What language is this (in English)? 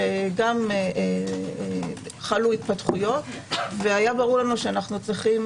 Hebrew